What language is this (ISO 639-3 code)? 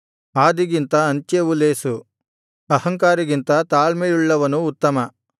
kan